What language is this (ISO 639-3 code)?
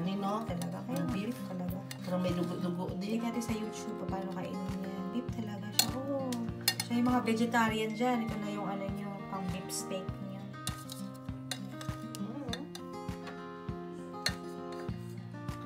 fil